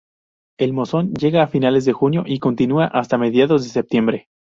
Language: Spanish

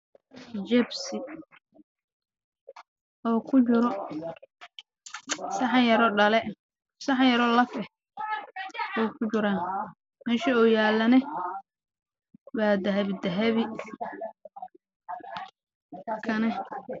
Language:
Somali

